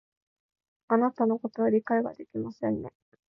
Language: Japanese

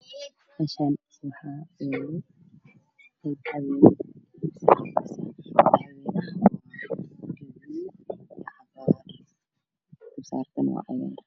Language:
Somali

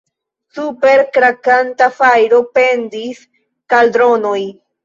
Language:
Esperanto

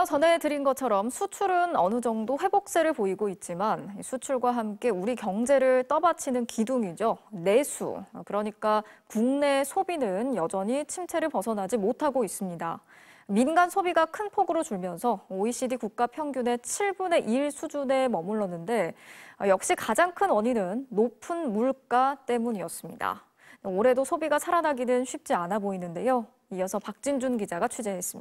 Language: Korean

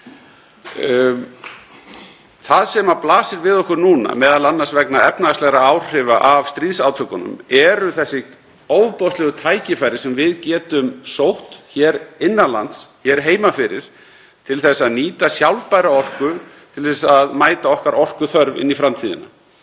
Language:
Icelandic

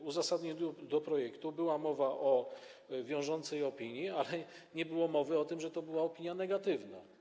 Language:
Polish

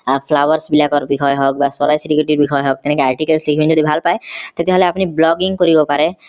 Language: Assamese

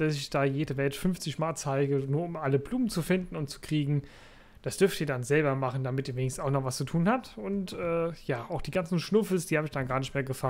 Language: German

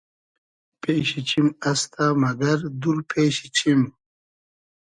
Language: Hazaragi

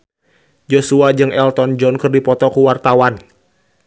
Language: Sundanese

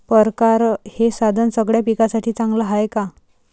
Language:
Marathi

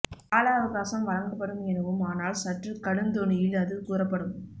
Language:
Tamil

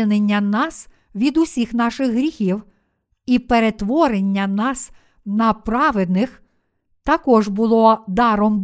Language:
Ukrainian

